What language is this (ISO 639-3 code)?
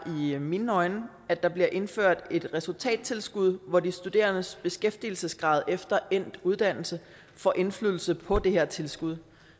dan